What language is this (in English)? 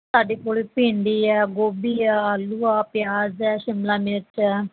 Punjabi